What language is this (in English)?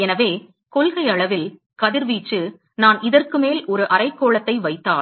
Tamil